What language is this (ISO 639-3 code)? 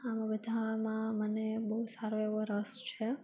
guj